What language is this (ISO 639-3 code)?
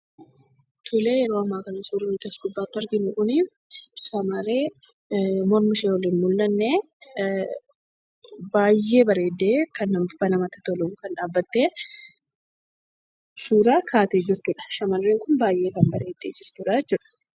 orm